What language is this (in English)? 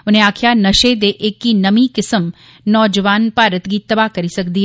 Dogri